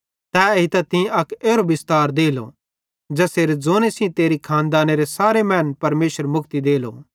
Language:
Bhadrawahi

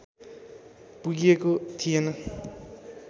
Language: Nepali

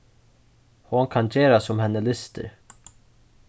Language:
Faroese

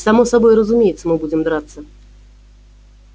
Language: Russian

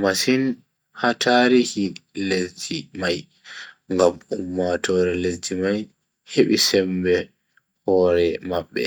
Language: Bagirmi Fulfulde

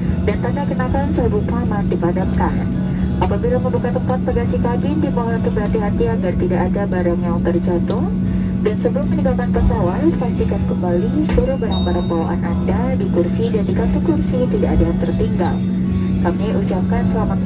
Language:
Indonesian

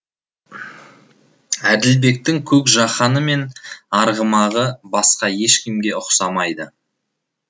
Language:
Kazakh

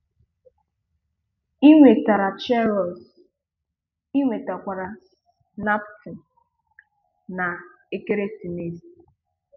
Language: Igbo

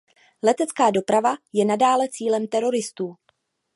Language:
Czech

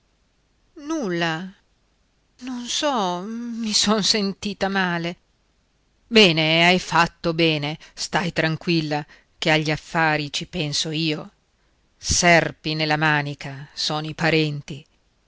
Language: Italian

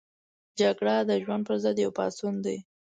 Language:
Pashto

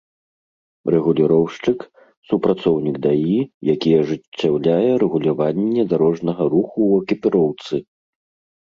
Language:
Belarusian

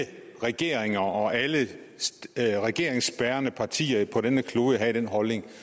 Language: Danish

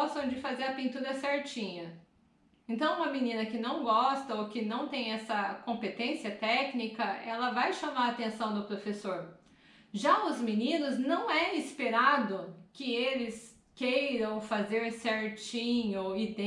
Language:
Portuguese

